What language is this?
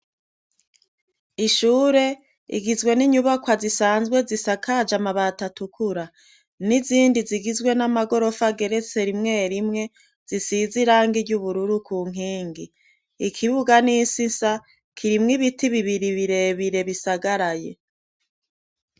Rundi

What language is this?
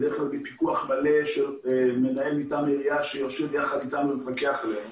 Hebrew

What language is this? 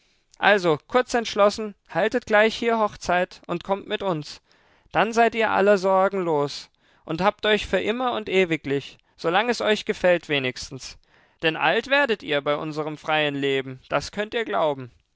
German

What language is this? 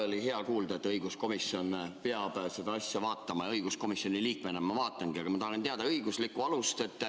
Estonian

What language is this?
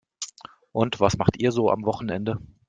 German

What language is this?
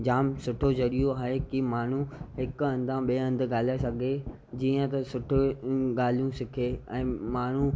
Sindhi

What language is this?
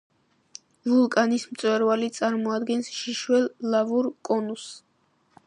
Georgian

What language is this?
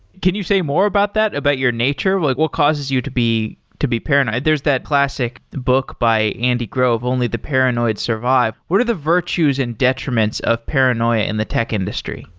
English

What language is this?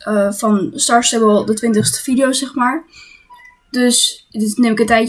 Dutch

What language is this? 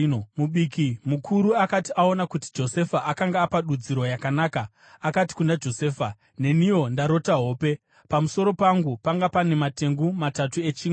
Shona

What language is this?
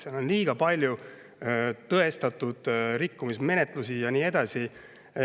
Estonian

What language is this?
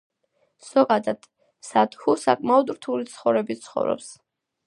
Georgian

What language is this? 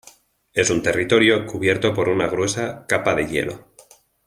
Spanish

